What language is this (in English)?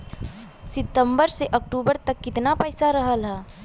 Bhojpuri